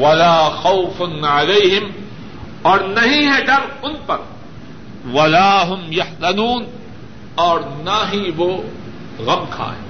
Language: Urdu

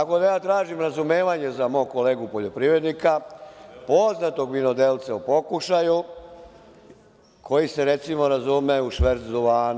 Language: Serbian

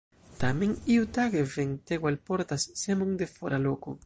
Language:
Esperanto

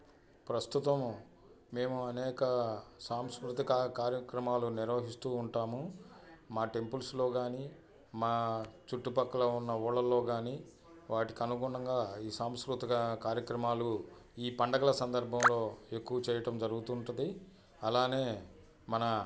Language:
Telugu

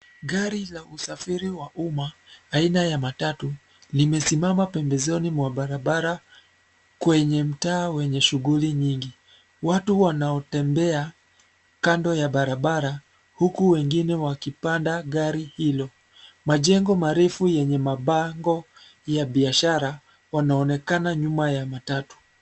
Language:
Swahili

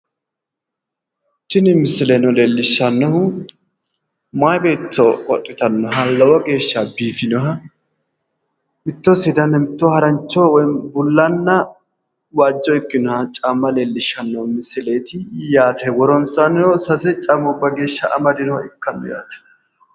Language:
Sidamo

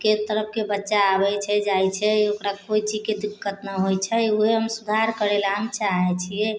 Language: Maithili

